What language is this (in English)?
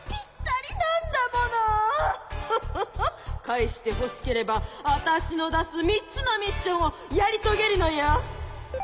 Japanese